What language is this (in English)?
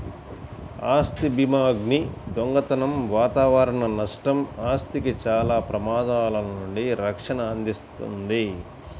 Telugu